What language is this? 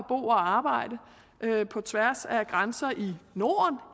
Danish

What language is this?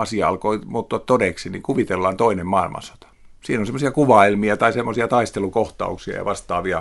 Finnish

